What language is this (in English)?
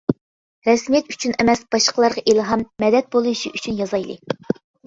Uyghur